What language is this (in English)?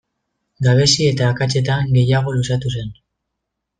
Basque